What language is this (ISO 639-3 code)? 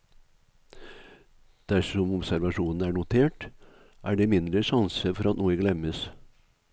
nor